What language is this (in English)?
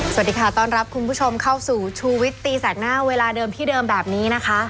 Thai